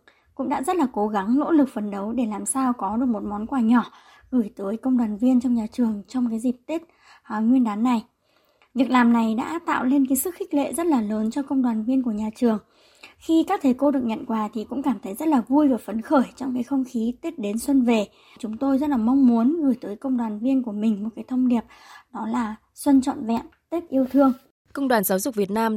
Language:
Vietnamese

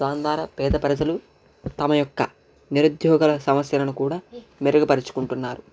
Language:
Telugu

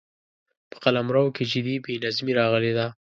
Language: Pashto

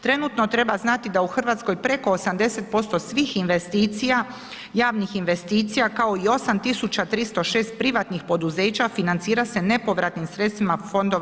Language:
Croatian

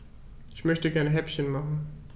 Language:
German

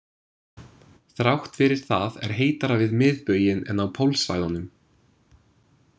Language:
Icelandic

